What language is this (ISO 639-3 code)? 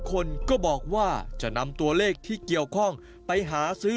tha